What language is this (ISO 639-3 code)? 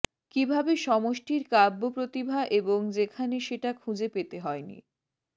ben